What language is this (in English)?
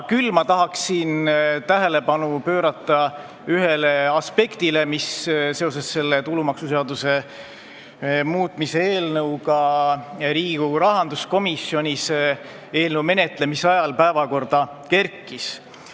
Estonian